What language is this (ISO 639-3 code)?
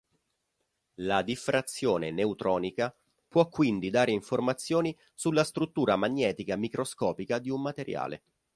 ita